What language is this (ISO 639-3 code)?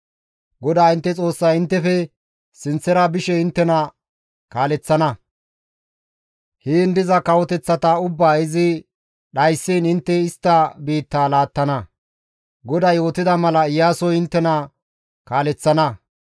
gmv